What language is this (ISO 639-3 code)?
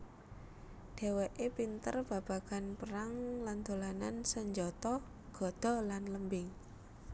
jav